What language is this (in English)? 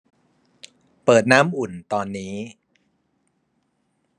Thai